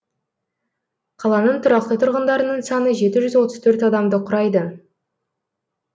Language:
Kazakh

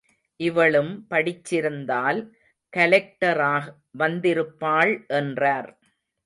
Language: Tamil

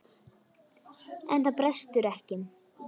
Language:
Icelandic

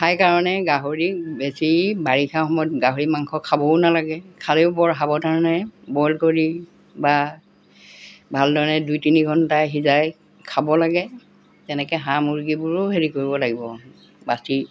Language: Assamese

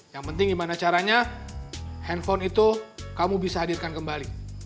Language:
Indonesian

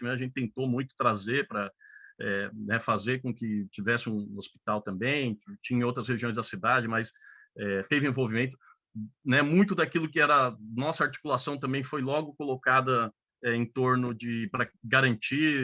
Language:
Portuguese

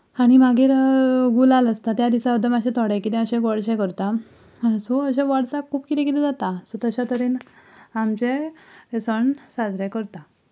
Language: Konkani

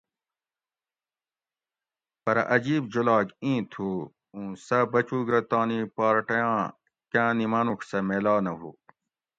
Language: Gawri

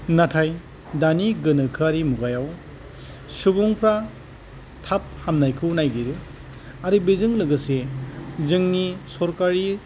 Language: Bodo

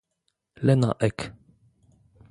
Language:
Polish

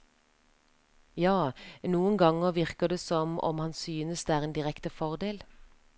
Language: Norwegian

